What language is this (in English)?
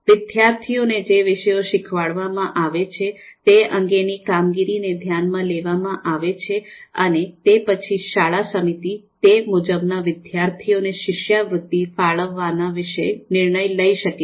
Gujarati